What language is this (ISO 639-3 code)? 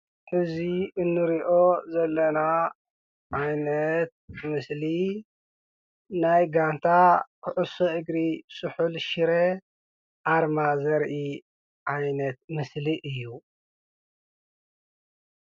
tir